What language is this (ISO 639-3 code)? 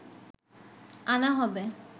ben